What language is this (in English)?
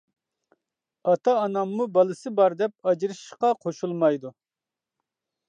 Uyghur